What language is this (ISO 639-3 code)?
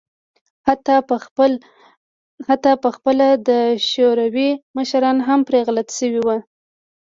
pus